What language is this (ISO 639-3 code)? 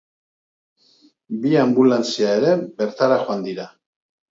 eus